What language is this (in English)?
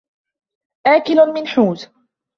Arabic